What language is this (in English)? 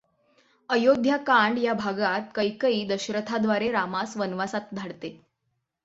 Marathi